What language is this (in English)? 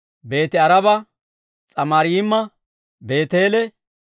Dawro